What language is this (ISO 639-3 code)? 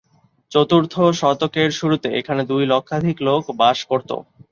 ben